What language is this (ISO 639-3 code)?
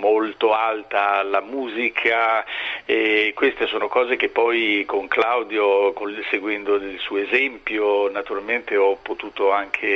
ita